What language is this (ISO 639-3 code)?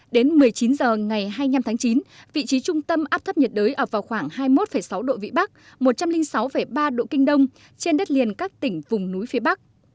vie